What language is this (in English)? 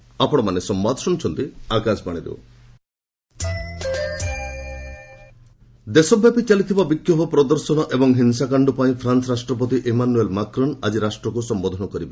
Odia